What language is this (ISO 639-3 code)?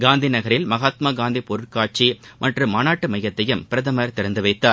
tam